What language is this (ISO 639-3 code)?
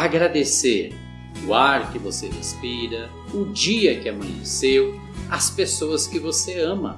por